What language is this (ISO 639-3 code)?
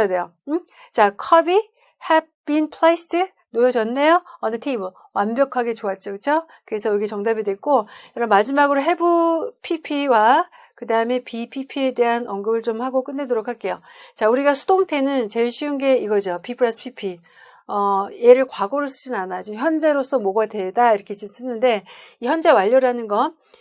kor